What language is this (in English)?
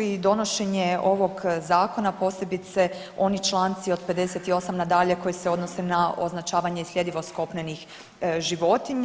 Croatian